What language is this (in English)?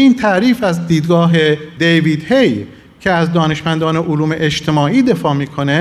Persian